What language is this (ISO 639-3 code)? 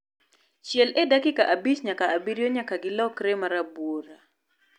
luo